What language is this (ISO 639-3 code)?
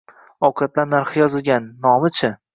uzb